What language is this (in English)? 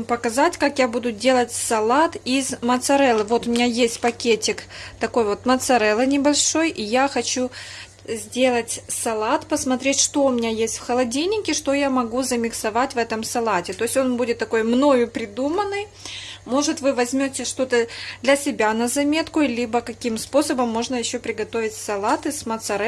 Russian